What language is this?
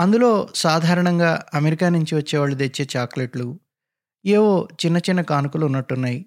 Telugu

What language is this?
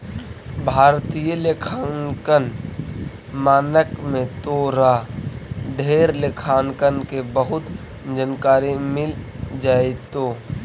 Magahi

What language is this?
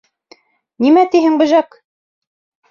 Bashkir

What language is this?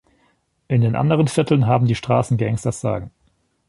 German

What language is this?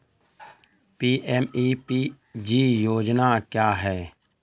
Hindi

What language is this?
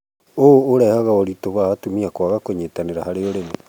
Kikuyu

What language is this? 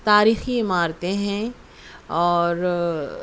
Urdu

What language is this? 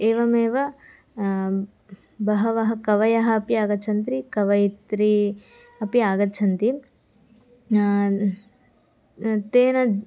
Sanskrit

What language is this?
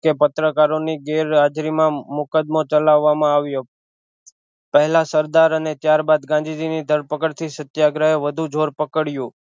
Gujarati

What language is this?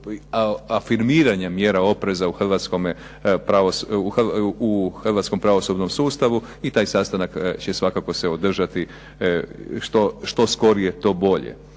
Croatian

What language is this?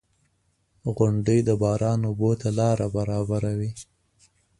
Pashto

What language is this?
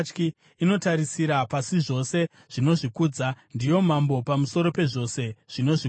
Shona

